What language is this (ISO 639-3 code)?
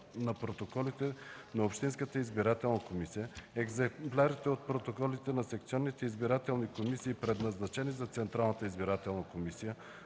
bul